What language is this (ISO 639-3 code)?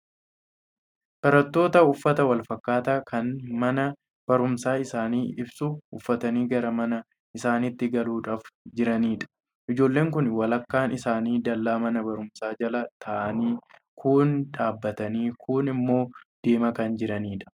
orm